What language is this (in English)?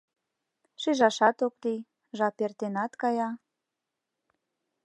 Mari